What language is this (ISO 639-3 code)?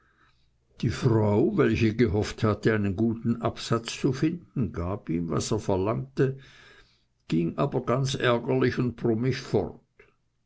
deu